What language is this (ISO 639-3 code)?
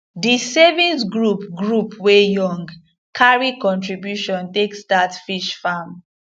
pcm